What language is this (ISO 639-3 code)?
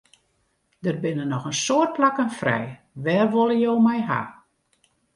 fry